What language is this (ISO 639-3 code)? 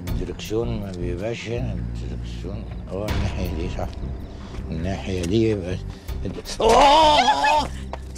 ara